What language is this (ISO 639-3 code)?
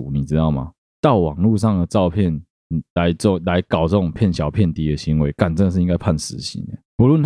zho